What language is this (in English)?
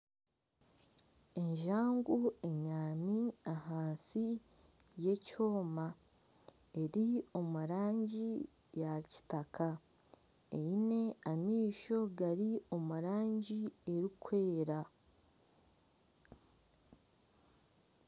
Nyankole